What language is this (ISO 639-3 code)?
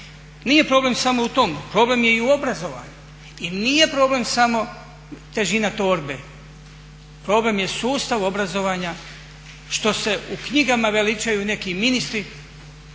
hrv